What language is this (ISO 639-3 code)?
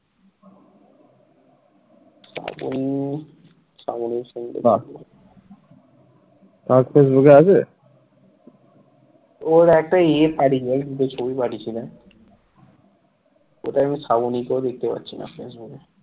ben